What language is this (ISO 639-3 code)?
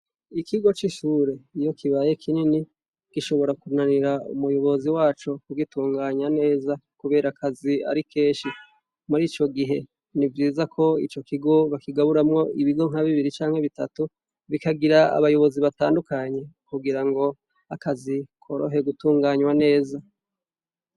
run